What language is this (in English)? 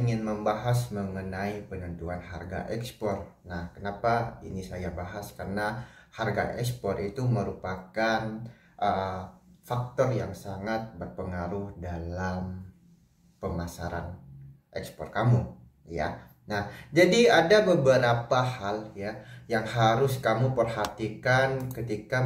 Indonesian